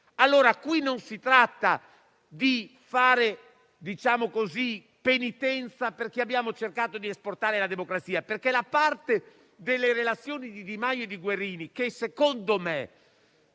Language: Italian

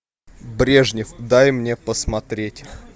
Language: Russian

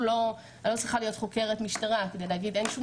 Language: Hebrew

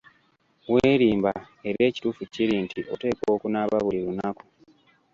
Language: Ganda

